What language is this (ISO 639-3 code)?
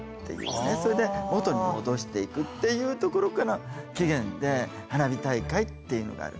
jpn